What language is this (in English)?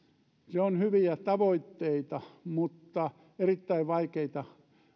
Finnish